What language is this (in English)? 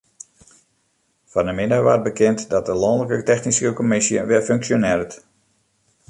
Western Frisian